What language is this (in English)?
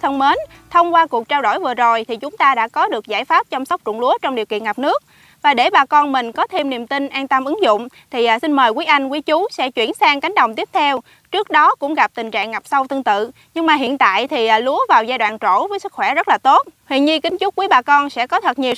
Vietnamese